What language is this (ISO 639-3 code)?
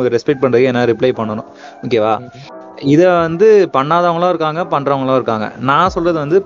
tam